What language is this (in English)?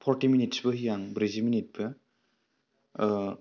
Bodo